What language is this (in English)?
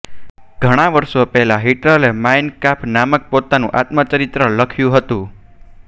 Gujarati